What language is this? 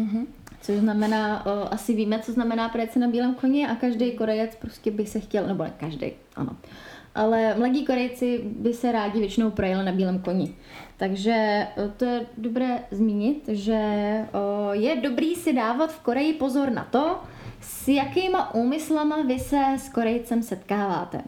Czech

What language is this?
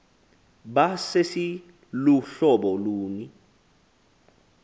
Xhosa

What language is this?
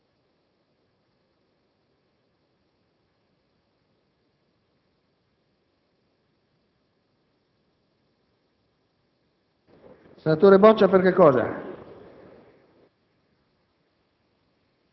Italian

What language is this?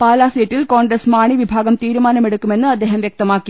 Malayalam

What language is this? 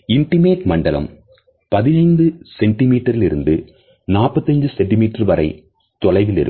Tamil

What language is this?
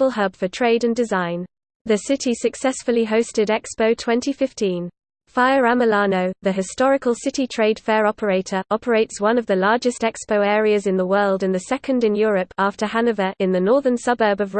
English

